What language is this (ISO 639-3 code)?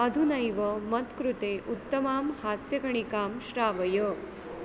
san